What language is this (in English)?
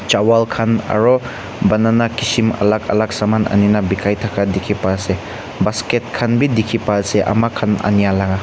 Naga Pidgin